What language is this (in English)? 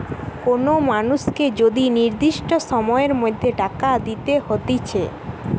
Bangla